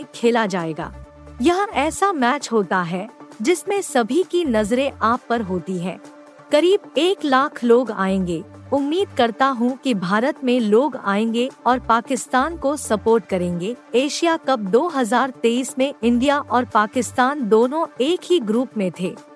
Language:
Hindi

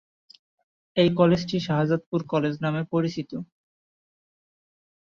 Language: Bangla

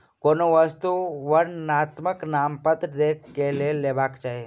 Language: Maithili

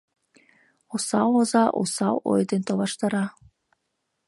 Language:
Mari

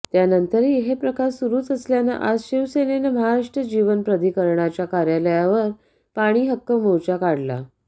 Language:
Marathi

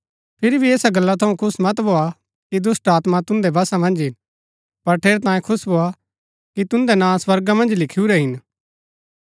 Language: Gaddi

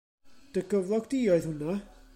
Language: Welsh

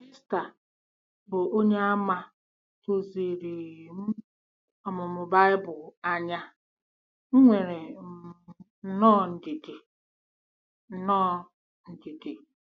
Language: Igbo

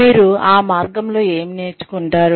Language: Telugu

